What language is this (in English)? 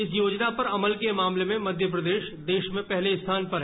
Hindi